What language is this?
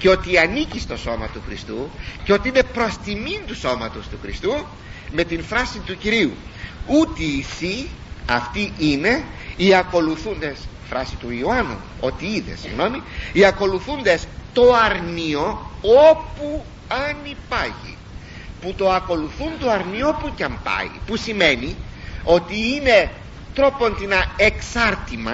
Greek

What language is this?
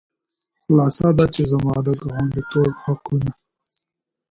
Pashto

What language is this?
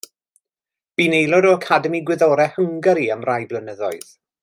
Welsh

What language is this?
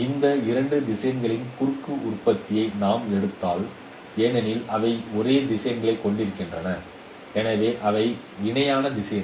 Tamil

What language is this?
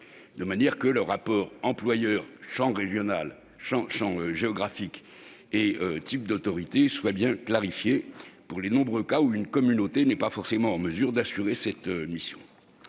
French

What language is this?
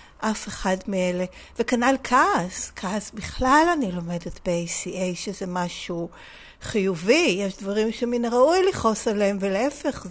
Hebrew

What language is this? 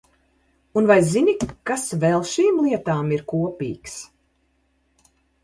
Latvian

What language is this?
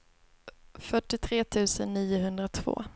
Swedish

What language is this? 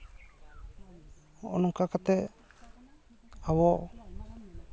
Santali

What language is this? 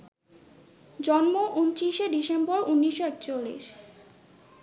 Bangla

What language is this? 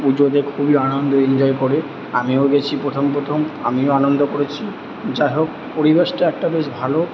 Bangla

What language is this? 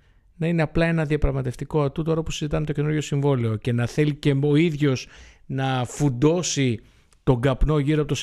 Greek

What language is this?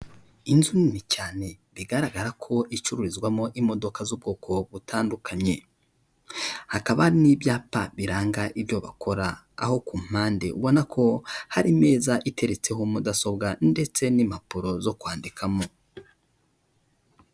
Kinyarwanda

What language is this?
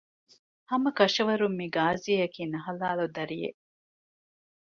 Divehi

